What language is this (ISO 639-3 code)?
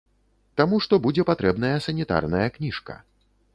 bel